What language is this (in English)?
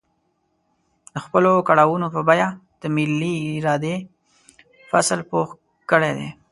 Pashto